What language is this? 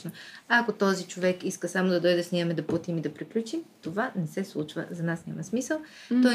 Bulgarian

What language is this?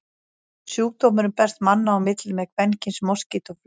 Icelandic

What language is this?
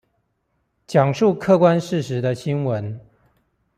Chinese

